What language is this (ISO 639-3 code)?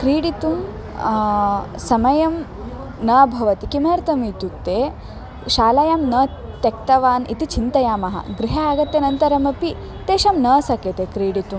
san